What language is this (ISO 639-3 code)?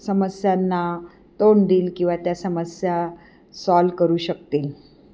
mar